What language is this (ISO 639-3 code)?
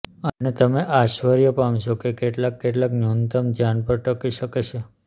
guj